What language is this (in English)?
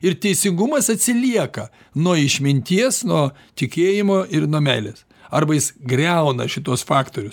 Lithuanian